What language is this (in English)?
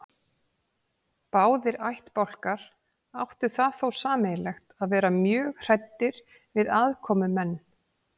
Icelandic